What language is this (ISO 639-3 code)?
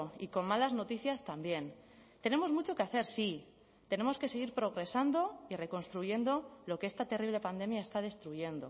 spa